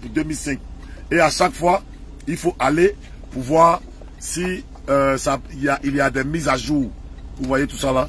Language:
French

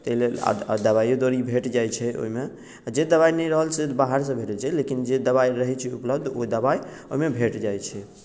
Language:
Maithili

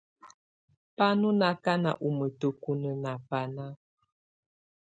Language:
Tunen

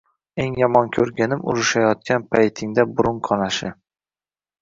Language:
Uzbek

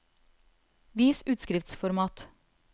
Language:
Norwegian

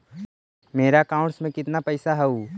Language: Magahi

